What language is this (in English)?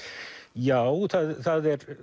Icelandic